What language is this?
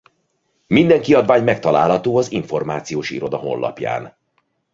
Hungarian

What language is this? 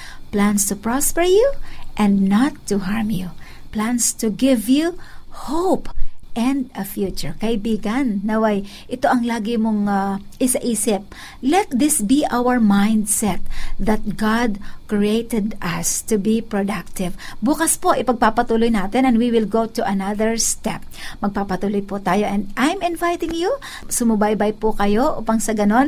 Filipino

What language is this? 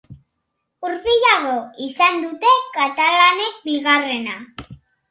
Basque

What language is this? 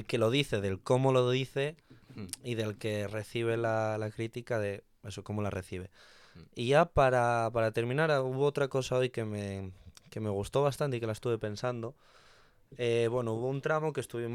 Spanish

